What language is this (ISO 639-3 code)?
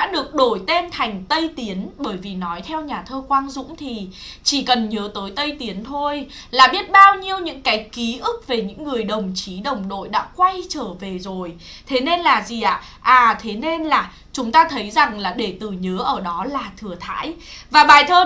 vie